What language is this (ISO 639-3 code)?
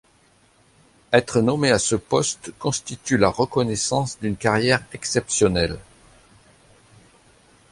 fra